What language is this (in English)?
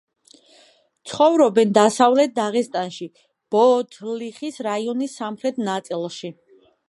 Georgian